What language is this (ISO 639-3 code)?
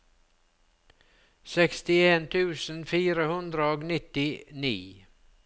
nor